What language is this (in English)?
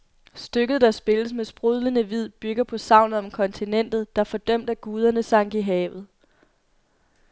Danish